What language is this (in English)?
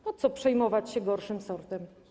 Polish